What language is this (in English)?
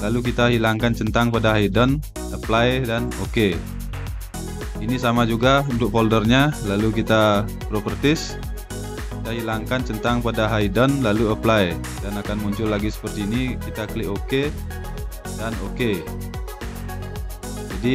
Indonesian